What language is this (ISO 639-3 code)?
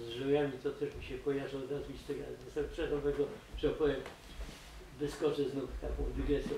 pol